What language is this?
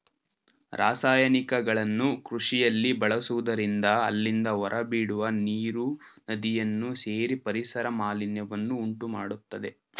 Kannada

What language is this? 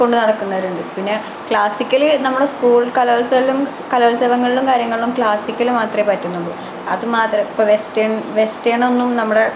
Malayalam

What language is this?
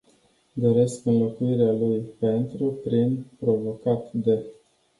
Romanian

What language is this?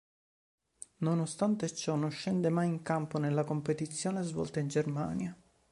Italian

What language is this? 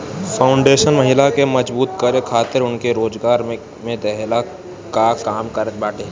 Bhojpuri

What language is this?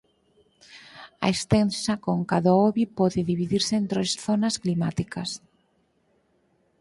Galician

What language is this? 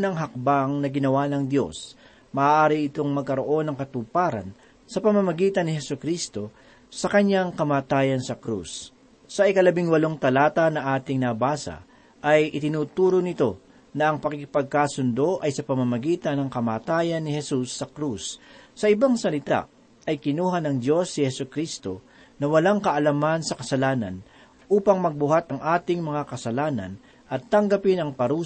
Filipino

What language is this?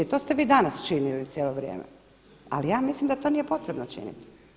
Croatian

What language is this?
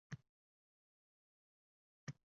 Uzbek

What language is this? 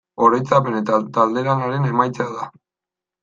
Basque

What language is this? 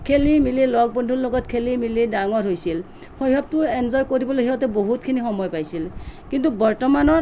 Assamese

